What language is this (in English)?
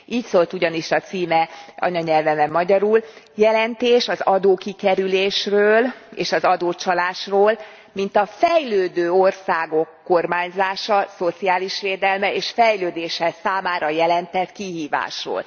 Hungarian